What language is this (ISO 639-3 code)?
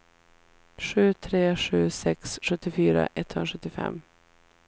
swe